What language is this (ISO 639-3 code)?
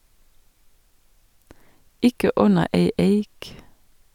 nor